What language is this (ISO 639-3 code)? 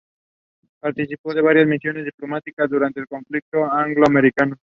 spa